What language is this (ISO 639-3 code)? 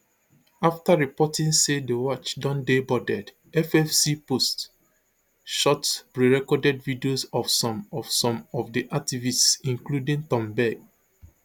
pcm